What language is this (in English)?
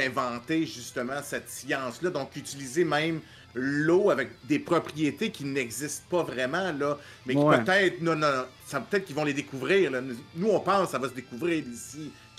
French